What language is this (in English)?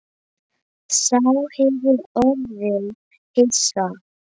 Icelandic